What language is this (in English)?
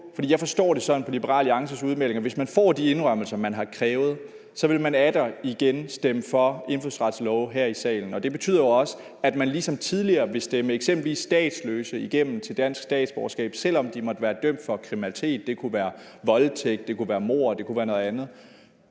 Danish